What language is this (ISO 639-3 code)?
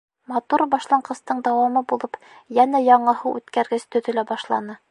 bak